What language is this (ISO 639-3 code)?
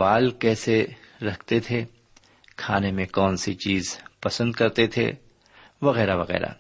urd